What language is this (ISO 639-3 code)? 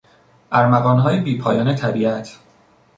fas